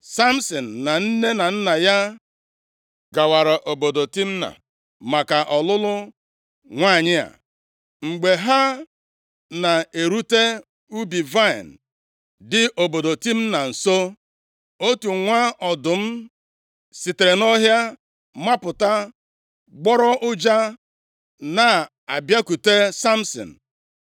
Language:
Igbo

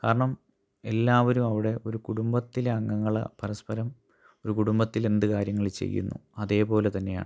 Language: Malayalam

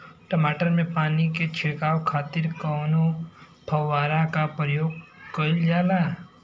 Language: Bhojpuri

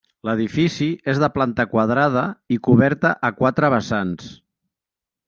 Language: Catalan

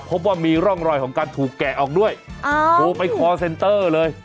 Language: Thai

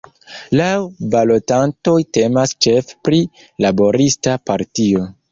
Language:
Esperanto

